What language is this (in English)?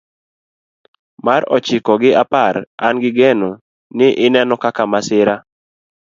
Luo (Kenya and Tanzania)